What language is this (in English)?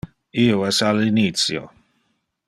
Interlingua